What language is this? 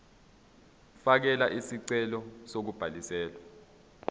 Zulu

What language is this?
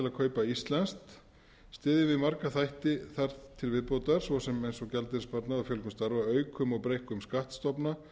Icelandic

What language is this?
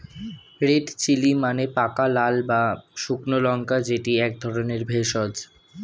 Bangla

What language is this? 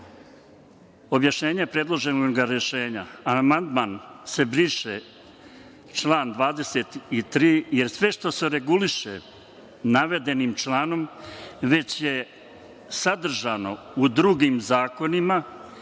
Serbian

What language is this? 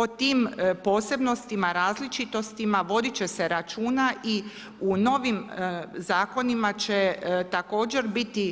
Croatian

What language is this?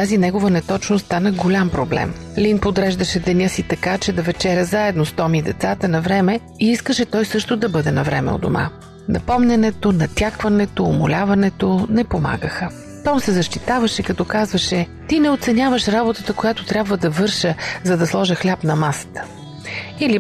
Bulgarian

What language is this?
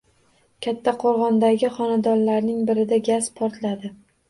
Uzbek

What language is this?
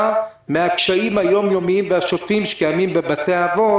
Hebrew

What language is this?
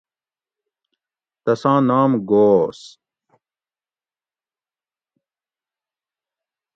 Gawri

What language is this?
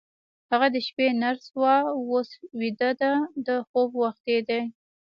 Pashto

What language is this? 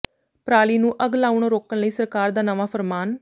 Punjabi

